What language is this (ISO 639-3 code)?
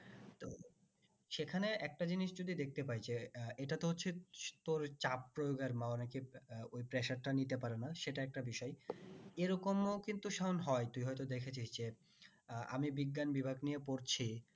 ben